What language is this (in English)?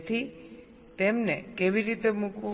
Gujarati